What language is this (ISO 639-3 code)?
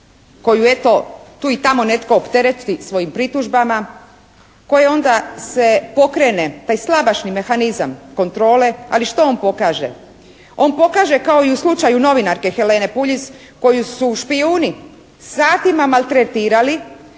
hrv